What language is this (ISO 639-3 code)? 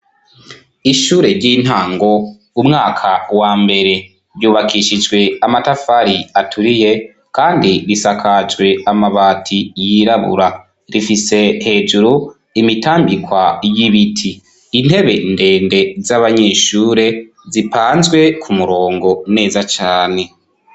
run